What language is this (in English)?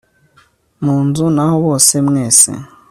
Kinyarwanda